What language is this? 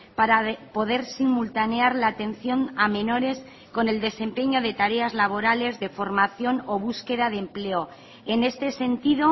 Spanish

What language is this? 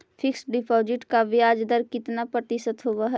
Magahi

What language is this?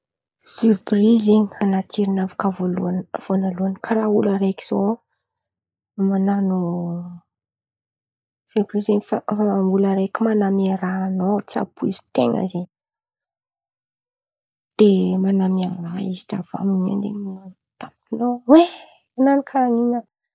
Antankarana Malagasy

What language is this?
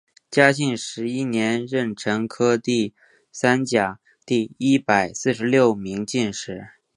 Chinese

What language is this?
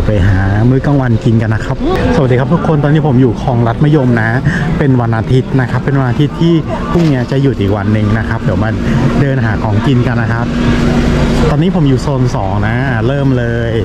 Thai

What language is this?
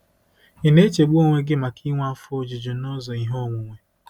Igbo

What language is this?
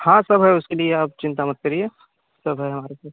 Hindi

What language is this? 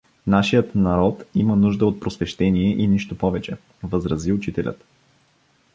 Bulgarian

